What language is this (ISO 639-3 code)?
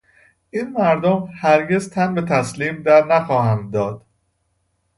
fas